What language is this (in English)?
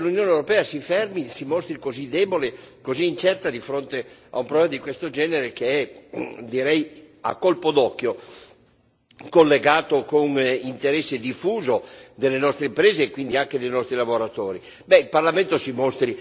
Italian